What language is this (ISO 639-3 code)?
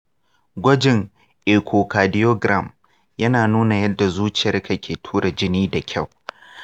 hau